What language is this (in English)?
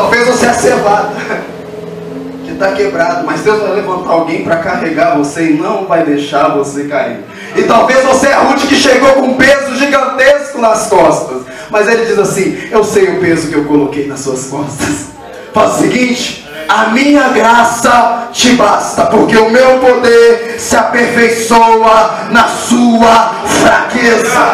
Portuguese